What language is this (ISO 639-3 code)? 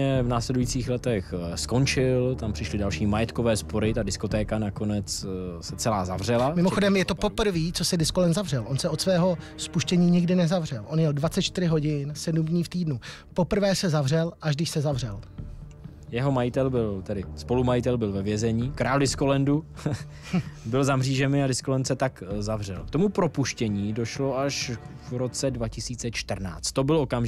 ces